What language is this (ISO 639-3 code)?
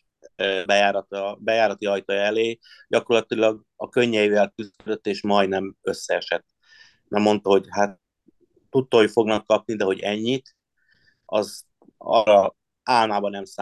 hun